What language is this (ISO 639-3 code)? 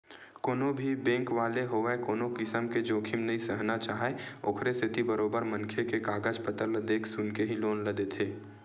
hne